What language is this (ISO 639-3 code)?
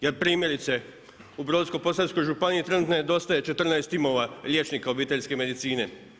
hrv